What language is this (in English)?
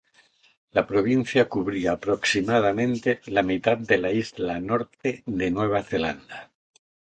Spanish